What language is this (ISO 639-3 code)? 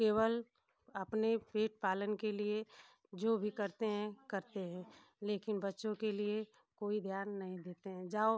hin